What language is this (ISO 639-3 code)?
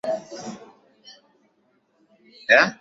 swa